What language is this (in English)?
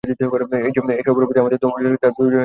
Bangla